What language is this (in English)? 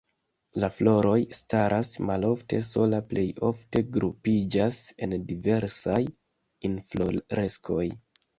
Esperanto